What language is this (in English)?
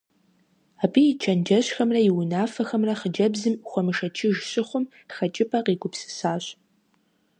Kabardian